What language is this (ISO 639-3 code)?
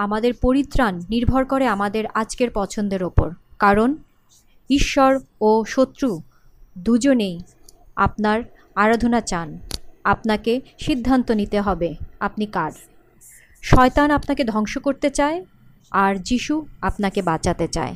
ben